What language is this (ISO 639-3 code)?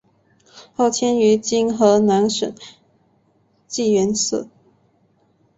zho